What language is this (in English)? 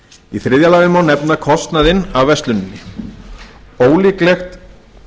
Icelandic